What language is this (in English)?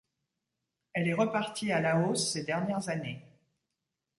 French